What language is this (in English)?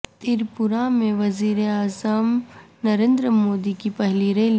Urdu